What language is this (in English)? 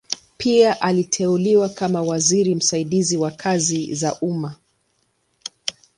Swahili